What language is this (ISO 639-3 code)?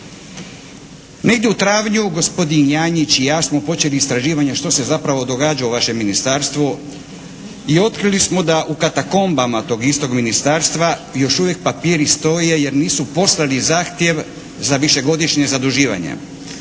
hrv